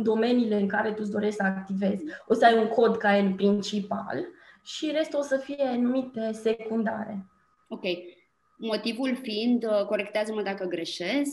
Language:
Romanian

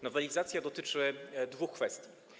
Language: Polish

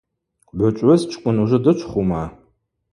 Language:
Abaza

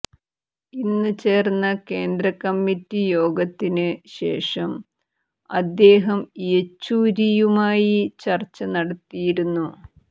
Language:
Malayalam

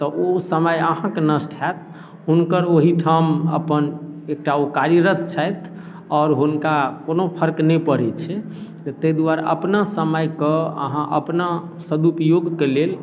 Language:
Maithili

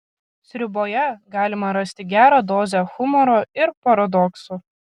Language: Lithuanian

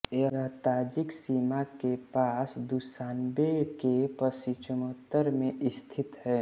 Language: Hindi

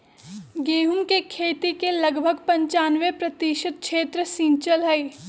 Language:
Magahi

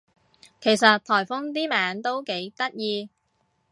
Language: Cantonese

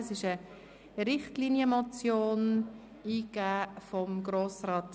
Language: Swiss German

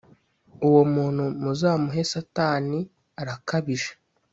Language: Kinyarwanda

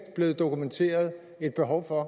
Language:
Danish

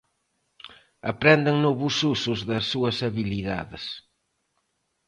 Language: Galician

